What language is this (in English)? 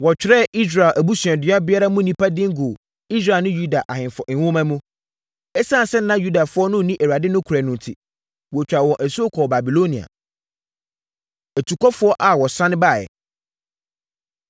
Akan